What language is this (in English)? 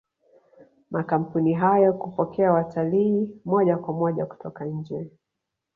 Swahili